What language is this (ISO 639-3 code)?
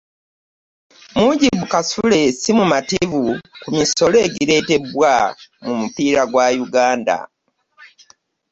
lug